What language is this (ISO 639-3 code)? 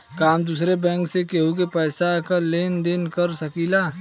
bho